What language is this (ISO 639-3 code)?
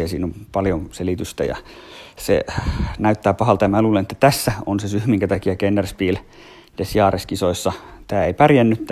fin